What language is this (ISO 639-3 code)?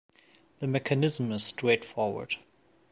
eng